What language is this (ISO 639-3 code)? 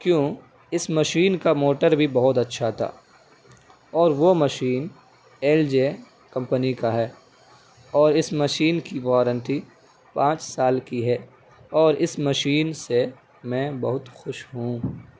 urd